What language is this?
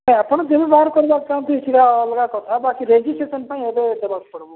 Odia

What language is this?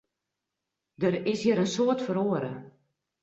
Western Frisian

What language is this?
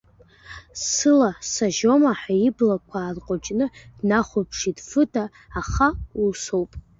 Abkhazian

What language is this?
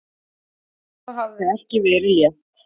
Icelandic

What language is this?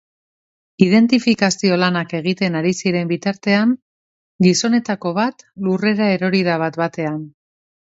Basque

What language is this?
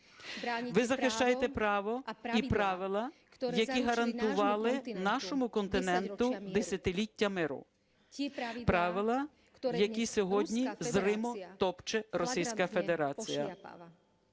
Ukrainian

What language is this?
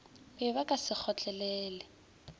Northern Sotho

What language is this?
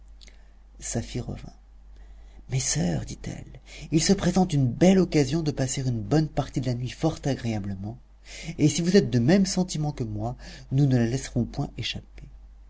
French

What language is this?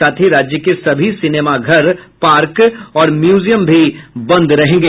Hindi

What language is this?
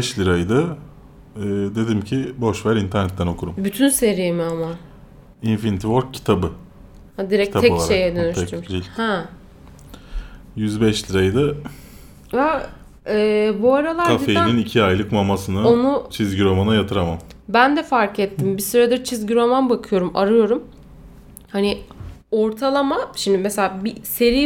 Turkish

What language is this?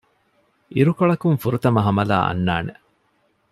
Divehi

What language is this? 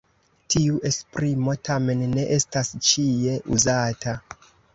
Esperanto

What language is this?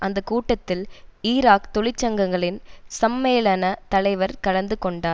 Tamil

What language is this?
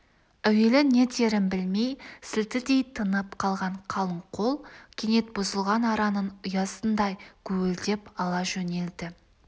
Kazakh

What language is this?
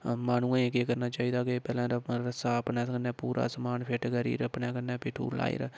Dogri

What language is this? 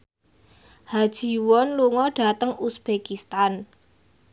Javanese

